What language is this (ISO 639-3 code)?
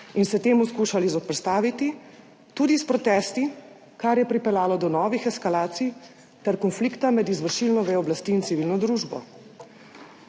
slv